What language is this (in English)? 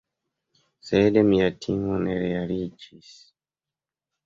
Esperanto